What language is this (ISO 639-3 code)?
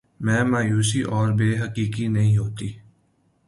urd